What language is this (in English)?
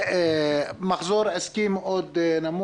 Hebrew